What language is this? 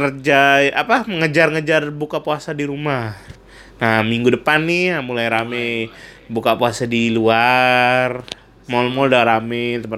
Indonesian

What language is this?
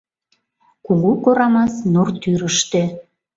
Mari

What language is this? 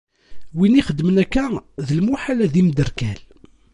Kabyle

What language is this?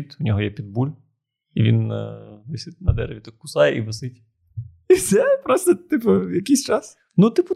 Ukrainian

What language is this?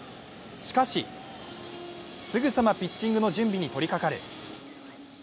Japanese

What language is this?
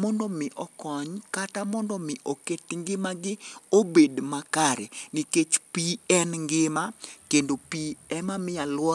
Luo (Kenya and Tanzania)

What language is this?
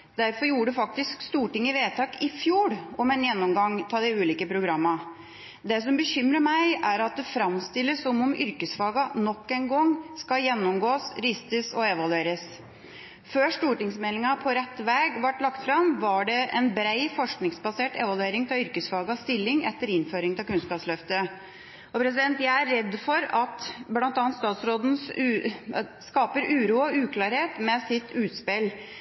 Norwegian Bokmål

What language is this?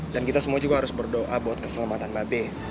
Indonesian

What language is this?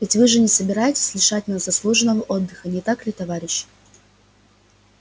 Russian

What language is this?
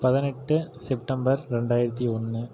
Tamil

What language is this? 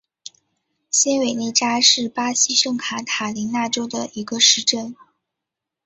Chinese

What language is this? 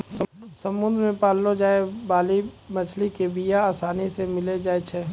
Maithili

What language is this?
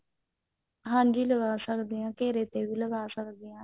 Punjabi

